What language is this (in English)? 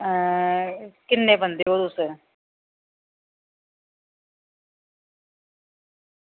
Dogri